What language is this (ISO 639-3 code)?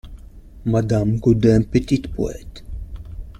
fra